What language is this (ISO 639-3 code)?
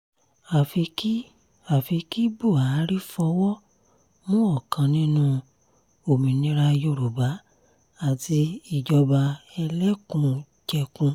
yor